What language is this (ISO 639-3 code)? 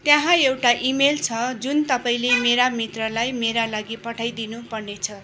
nep